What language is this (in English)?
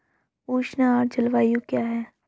Hindi